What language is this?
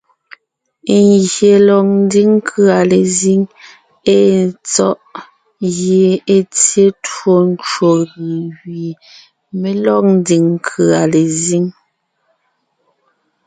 Ngiemboon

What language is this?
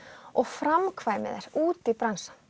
Icelandic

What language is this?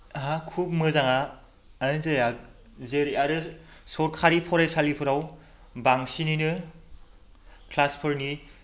Bodo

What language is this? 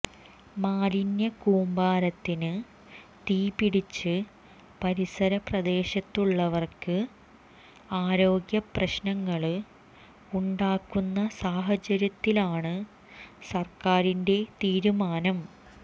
Malayalam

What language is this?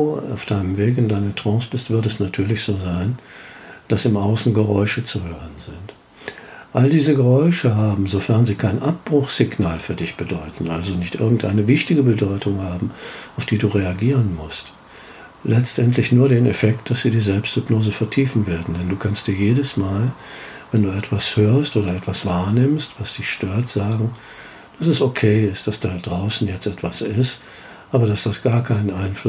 German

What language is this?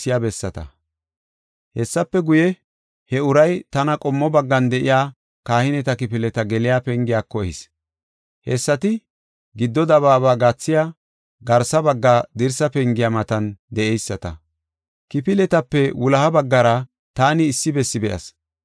Gofa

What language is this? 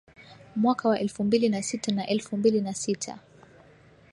Swahili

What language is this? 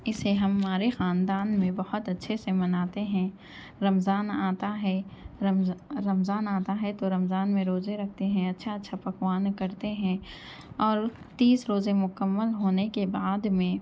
Urdu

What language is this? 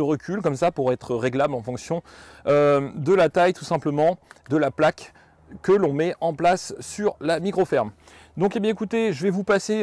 French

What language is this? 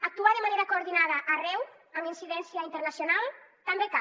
Catalan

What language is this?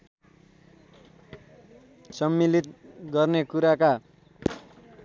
Nepali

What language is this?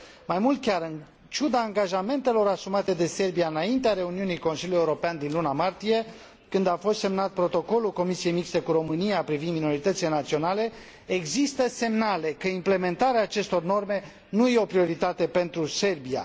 Romanian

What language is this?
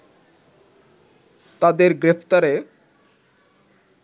Bangla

